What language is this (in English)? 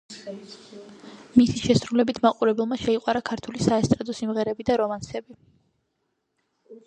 Georgian